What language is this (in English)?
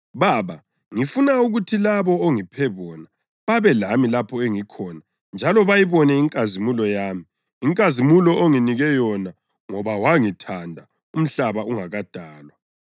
North Ndebele